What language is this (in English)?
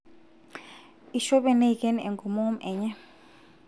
Masai